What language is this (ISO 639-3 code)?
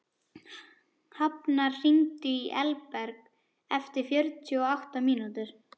isl